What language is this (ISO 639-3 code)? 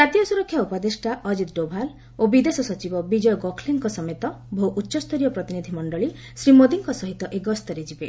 ori